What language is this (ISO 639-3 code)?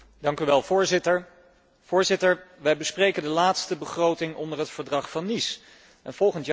nld